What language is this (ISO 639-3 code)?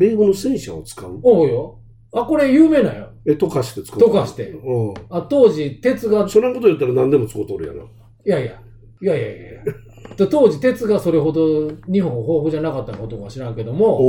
jpn